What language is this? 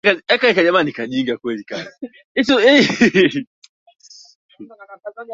Swahili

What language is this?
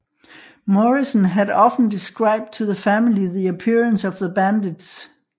Danish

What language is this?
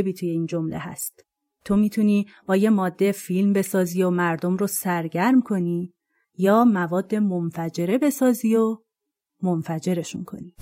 Persian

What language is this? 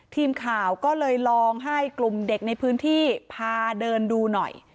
Thai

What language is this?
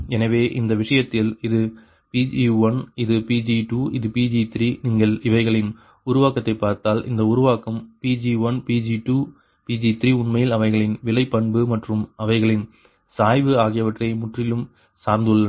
Tamil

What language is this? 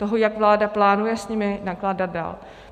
Czech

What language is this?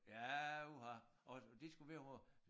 Danish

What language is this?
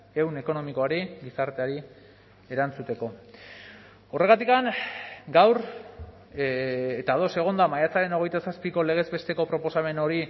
Basque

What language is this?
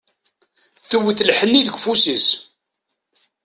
Kabyle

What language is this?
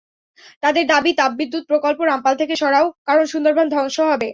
Bangla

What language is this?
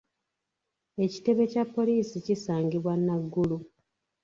Ganda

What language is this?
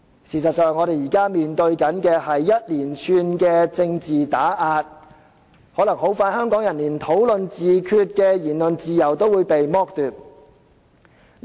Cantonese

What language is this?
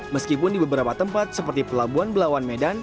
Indonesian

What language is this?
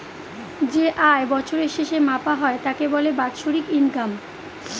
Bangla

